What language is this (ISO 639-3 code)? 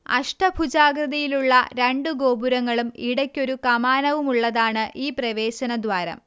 mal